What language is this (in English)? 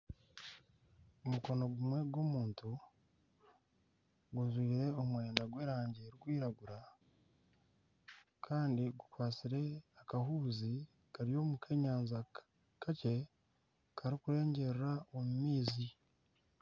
Nyankole